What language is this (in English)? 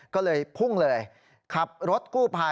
Thai